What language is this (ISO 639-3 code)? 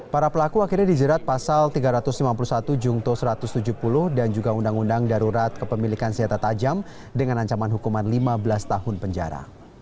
ind